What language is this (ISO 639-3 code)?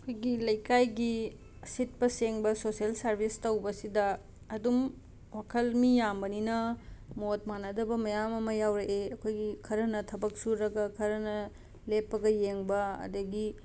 mni